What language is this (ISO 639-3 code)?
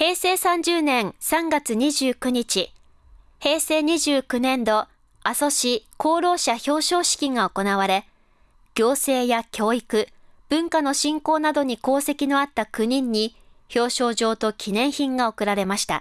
jpn